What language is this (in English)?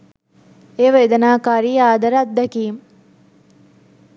Sinhala